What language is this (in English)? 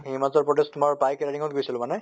Assamese